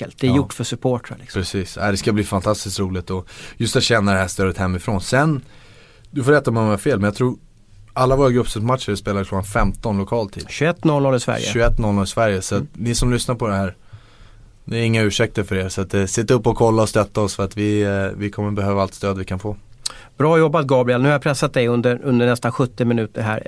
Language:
Swedish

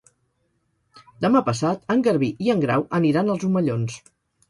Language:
Catalan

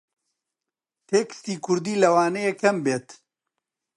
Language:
Central Kurdish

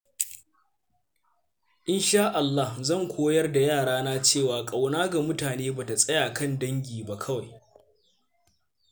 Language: Hausa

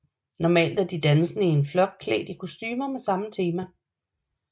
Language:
Danish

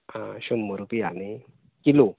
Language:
Konkani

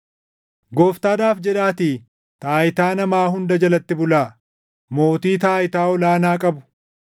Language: Oromo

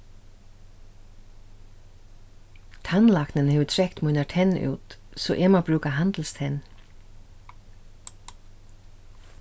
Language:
Faroese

